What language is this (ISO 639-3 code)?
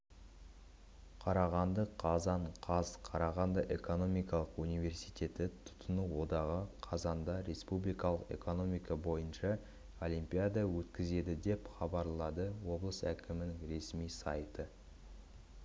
kaz